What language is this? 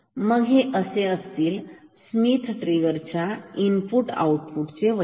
Marathi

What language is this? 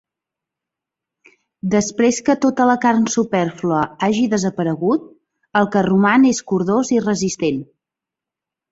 Catalan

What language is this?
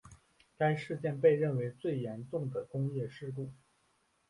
Chinese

